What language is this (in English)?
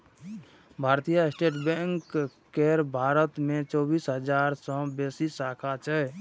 Maithili